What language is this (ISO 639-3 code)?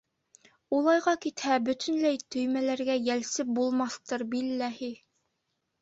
bak